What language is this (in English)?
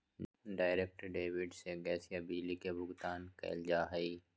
Magahi